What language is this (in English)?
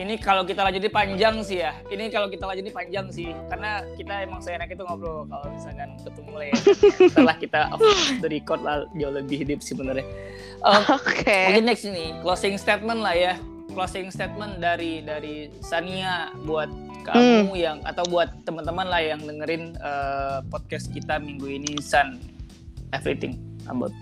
Indonesian